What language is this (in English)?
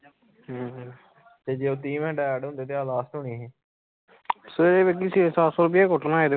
Punjabi